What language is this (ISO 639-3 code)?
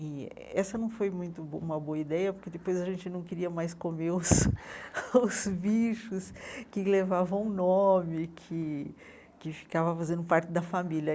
por